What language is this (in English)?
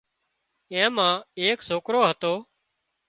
Wadiyara Koli